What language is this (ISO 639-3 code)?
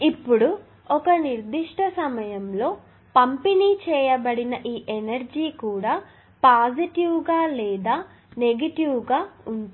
tel